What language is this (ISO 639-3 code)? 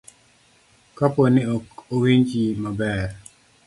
luo